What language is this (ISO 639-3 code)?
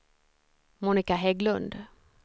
swe